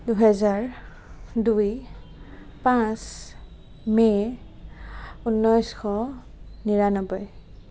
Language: Assamese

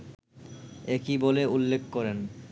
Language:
Bangla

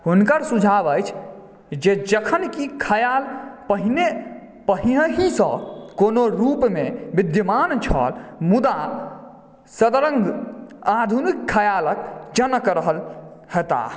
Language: Maithili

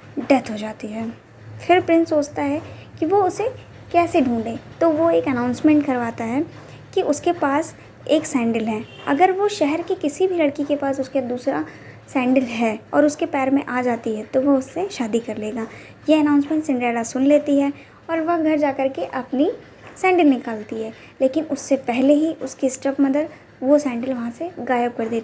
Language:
Hindi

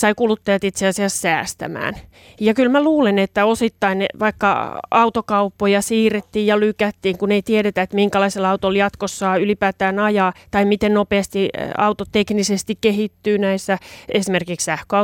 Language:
Finnish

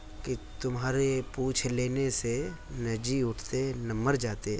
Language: Urdu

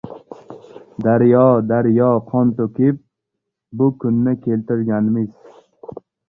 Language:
Uzbek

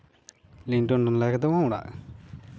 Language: Santali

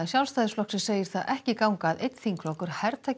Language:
Icelandic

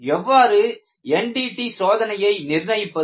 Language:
Tamil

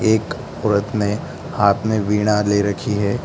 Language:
Hindi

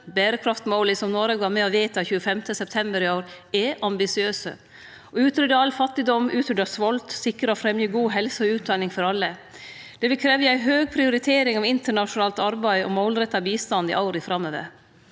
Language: Norwegian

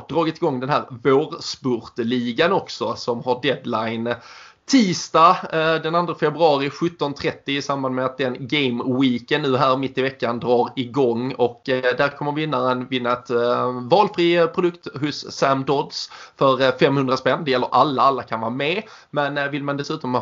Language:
Swedish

